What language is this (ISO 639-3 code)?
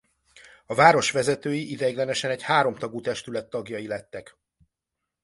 hun